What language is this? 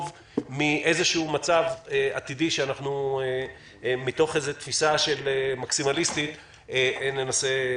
Hebrew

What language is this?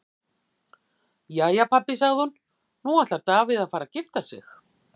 Icelandic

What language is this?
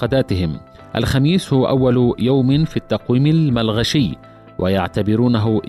Arabic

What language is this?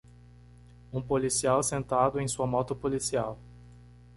Portuguese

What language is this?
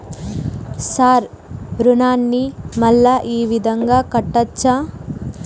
Telugu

